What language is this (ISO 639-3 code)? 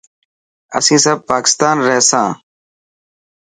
mki